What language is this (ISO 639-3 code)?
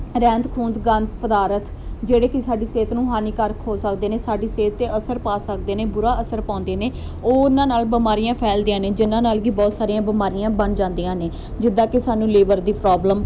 pan